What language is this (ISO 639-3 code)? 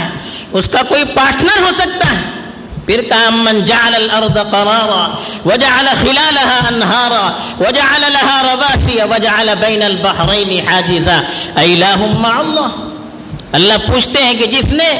urd